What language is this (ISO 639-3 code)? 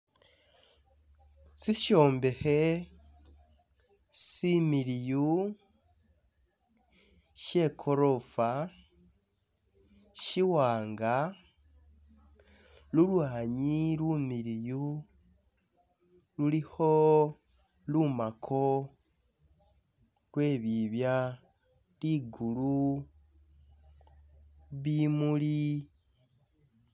myx